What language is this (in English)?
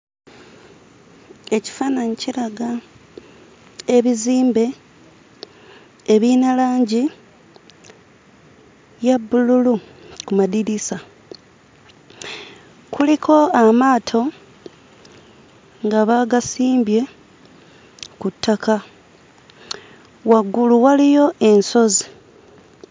Ganda